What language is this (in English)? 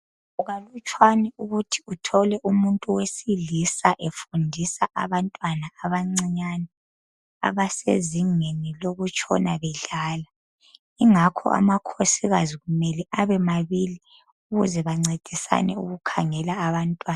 North Ndebele